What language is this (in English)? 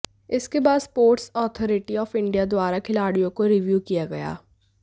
Hindi